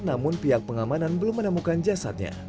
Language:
Indonesian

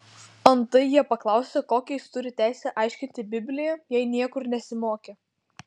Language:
Lithuanian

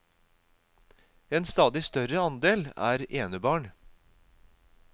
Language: Norwegian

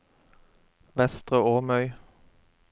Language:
Norwegian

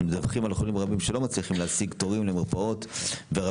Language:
Hebrew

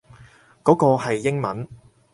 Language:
Cantonese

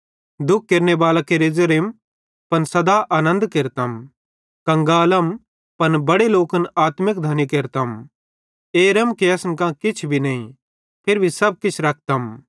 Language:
Bhadrawahi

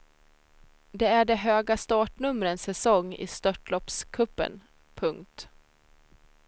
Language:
Swedish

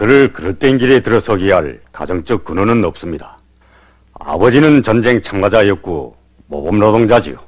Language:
Korean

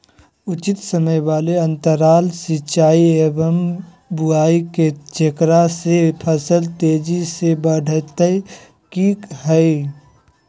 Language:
Magahi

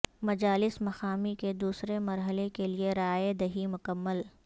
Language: Urdu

